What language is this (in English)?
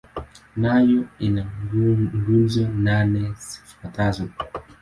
Swahili